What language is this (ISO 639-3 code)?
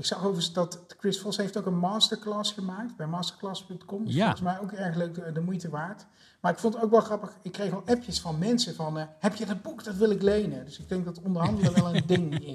nld